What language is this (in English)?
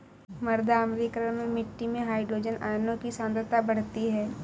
Hindi